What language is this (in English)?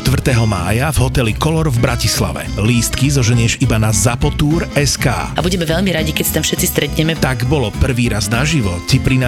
Slovak